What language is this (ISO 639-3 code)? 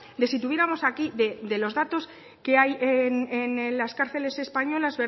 spa